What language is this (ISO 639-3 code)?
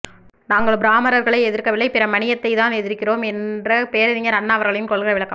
tam